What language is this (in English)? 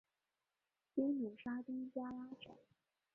Chinese